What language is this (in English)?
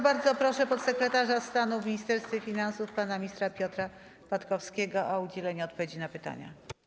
Polish